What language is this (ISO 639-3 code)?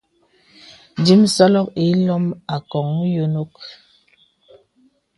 beb